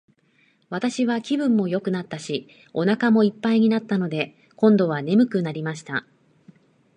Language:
Japanese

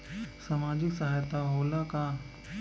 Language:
Bhojpuri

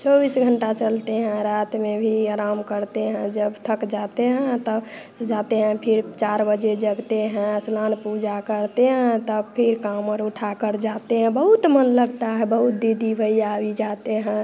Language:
Hindi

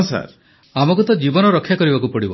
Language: Odia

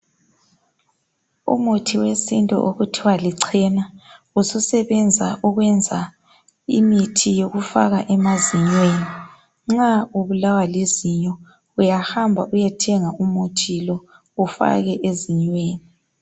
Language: North Ndebele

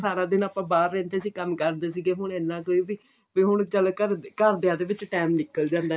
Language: Punjabi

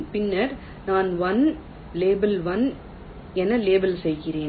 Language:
Tamil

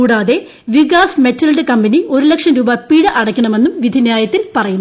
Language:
Malayalam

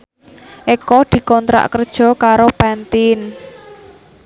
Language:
Javanese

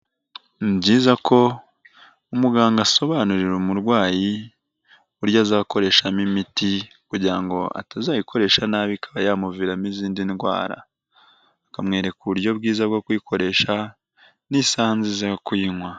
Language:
Kinyarwanda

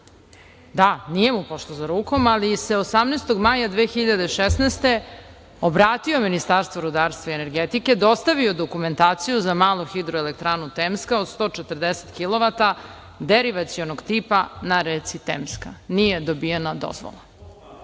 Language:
Serbian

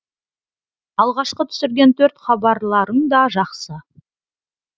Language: Kazakh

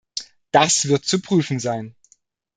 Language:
German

